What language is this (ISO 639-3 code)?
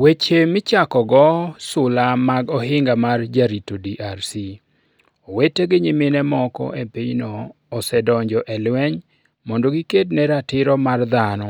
luo